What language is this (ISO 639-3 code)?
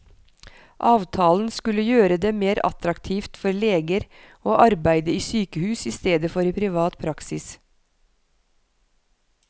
nor